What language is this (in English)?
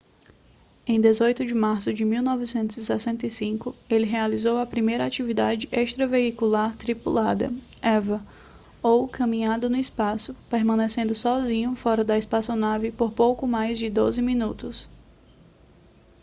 Portuguese